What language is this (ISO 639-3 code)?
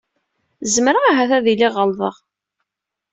kab